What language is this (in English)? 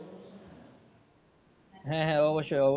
Bangla